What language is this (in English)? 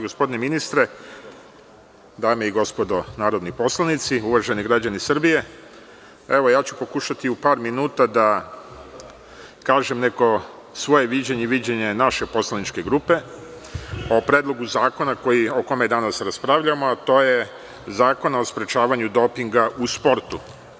Serbian